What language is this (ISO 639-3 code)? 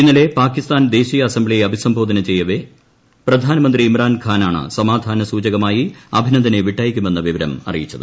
mal